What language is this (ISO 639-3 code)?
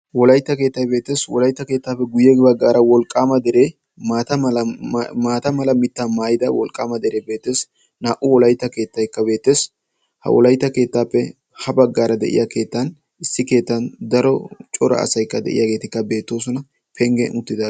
wal